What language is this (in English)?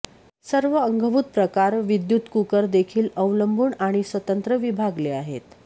Marathi